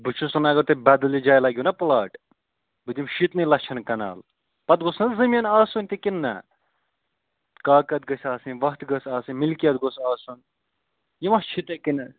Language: Kashmiri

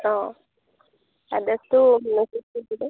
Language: Assamese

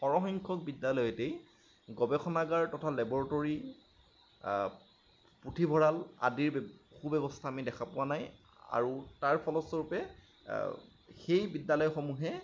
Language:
Assamese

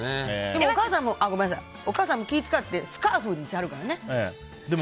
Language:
Japanese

